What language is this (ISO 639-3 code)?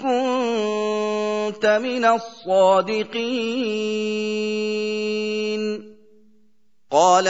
ara